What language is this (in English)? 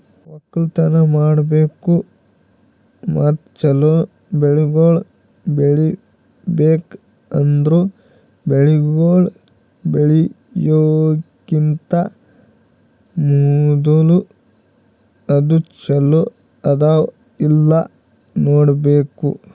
Kannada